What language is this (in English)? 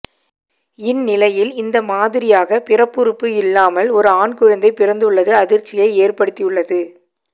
Tamil